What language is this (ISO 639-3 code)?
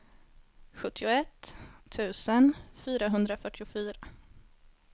swe